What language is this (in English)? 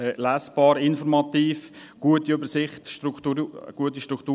Swiss German